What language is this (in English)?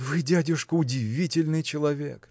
Russian